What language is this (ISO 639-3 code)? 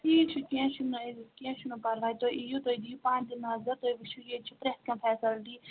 kas